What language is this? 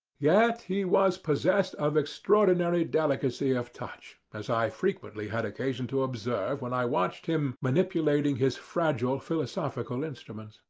English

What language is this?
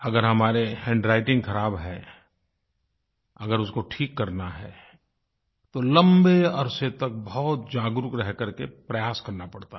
Hindi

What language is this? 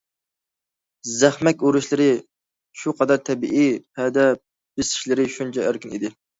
Uyghur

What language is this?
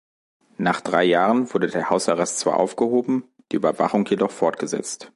German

